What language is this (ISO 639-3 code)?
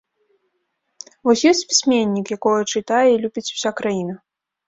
bel